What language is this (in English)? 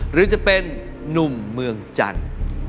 Thai